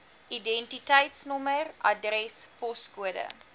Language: Afrikaans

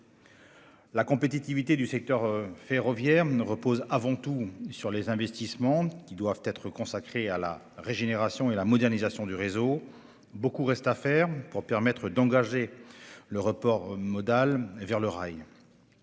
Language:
French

